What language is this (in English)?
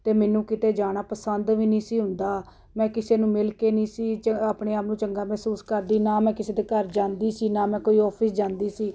Punjabi